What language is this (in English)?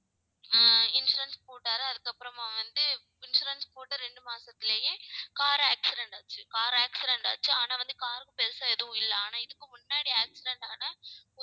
Tamil